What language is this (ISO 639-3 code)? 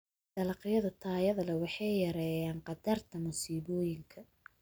som